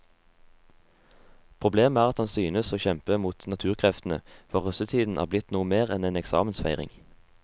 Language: Norwegian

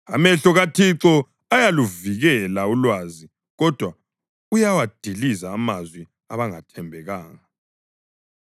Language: North Ndebele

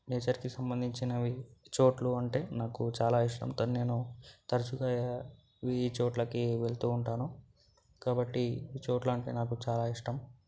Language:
Telugu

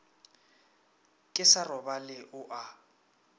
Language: Northern Sotho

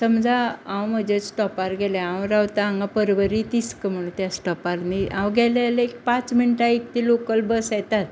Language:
Konkani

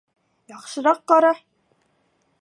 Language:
Bashkir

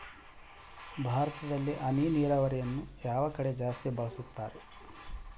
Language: Kannada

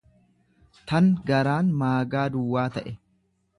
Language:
Oromo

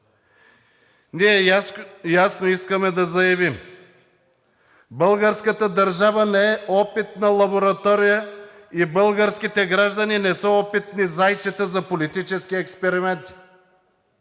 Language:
Bulgarian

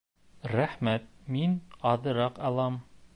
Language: Bashkir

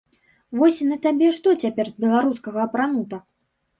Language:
Belarusian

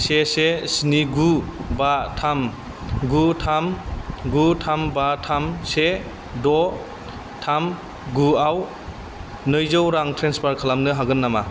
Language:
Bodo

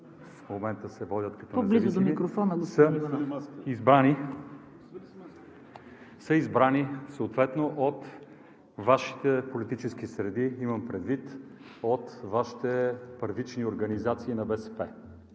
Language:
Bulgarian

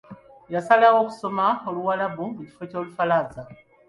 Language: Ganda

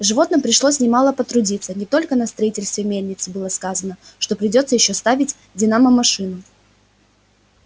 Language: Russian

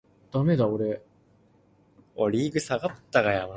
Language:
Cantonese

